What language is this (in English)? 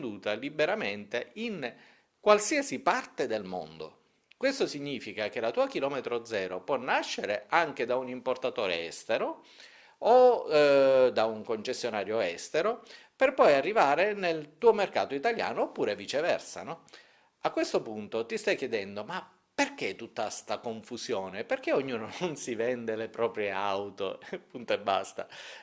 Italian